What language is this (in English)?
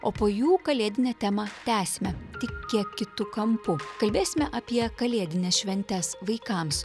Lithuanian